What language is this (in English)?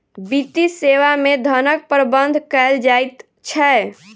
Maithili